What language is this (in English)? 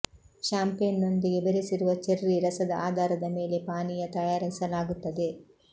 Kannada